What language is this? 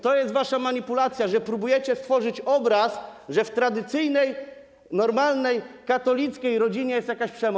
Polish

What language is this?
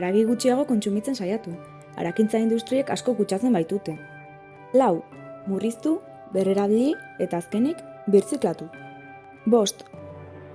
Basque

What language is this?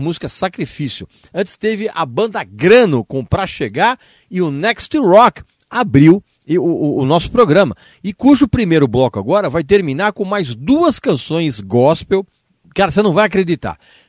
Portuguese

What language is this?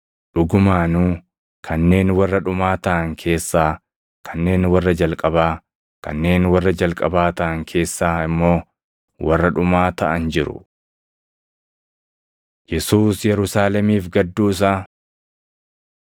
Oromo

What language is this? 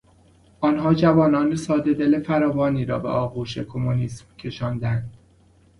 Persian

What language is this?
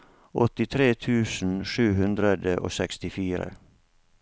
Norwegian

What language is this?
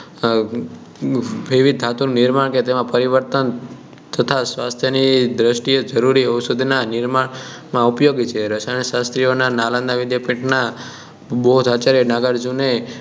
Gujarati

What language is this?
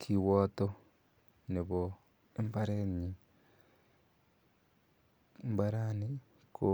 Kalenjin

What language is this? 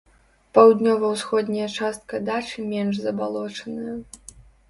Belarusian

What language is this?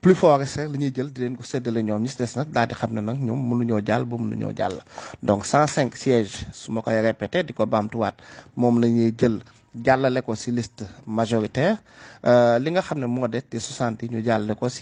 French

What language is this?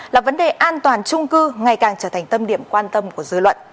Vietnamese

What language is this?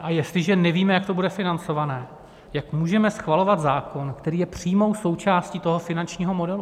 Czech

